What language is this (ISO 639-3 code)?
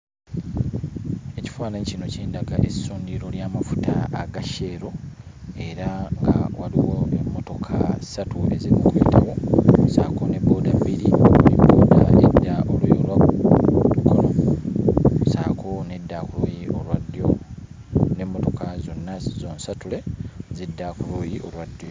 lug